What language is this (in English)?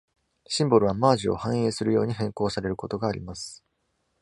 Japanese